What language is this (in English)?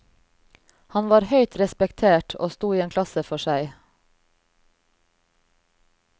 Norwegian